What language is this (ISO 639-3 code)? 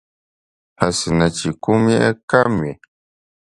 pus